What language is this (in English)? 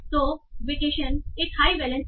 Hindi